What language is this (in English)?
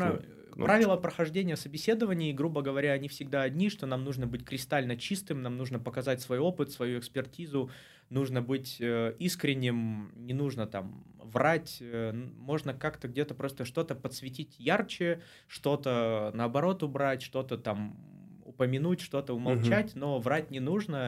Russian